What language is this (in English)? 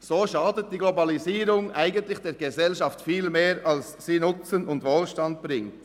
Swiss German